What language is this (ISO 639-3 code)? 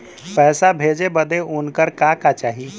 bho